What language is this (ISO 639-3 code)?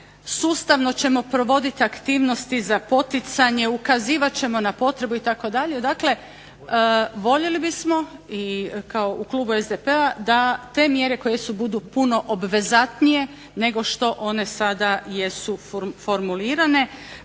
hrv